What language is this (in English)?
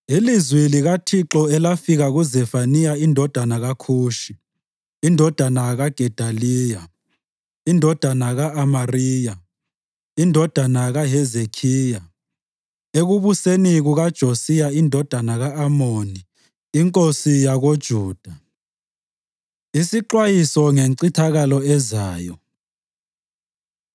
North Ndebele